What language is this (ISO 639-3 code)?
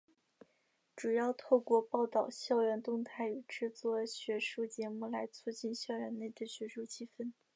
zho